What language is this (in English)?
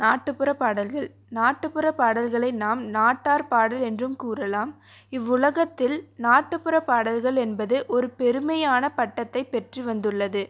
Tamil